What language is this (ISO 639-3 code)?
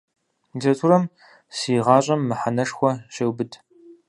kbd